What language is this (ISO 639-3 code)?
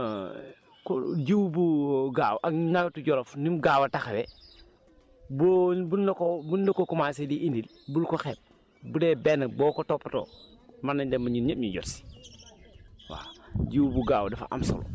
wol